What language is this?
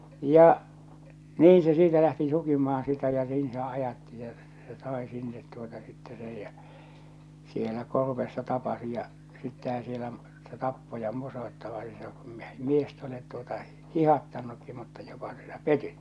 Finnish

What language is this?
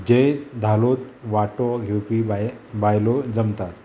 Konkani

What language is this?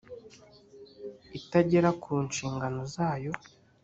Kinyarwanda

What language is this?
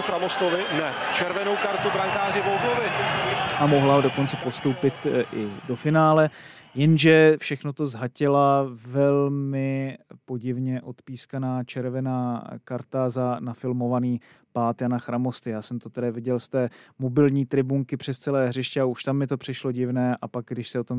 Czech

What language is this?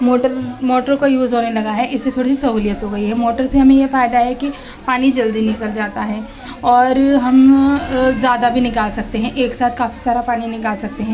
Urdu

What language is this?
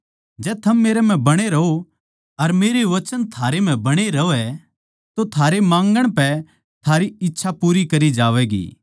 Haryanvi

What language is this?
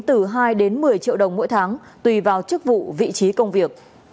Vietnamese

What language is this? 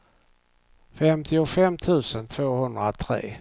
Swedish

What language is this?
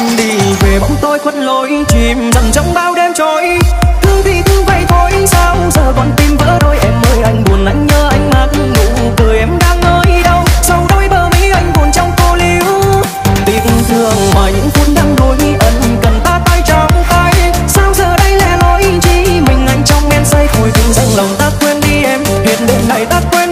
Vietnamese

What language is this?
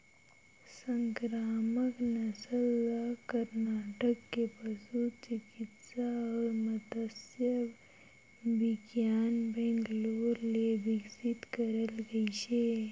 Chhattisgarhi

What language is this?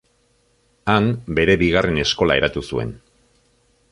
Basque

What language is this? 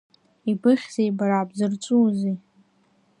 Abkhazian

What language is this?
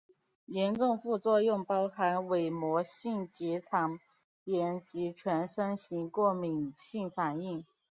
Chinese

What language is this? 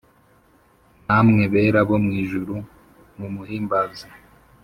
Kinyarwanda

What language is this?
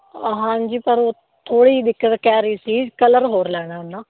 Punjabi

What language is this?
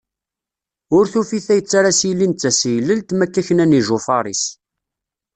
Kabyle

